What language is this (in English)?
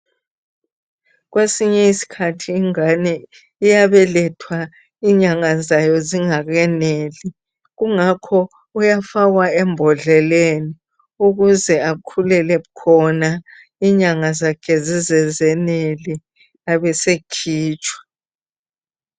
North Ndebele